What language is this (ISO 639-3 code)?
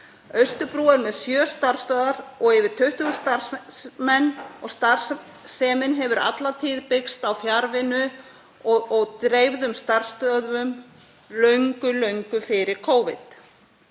isl